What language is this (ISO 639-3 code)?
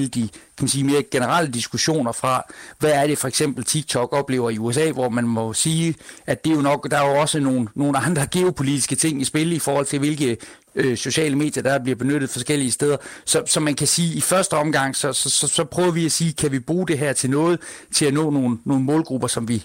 dan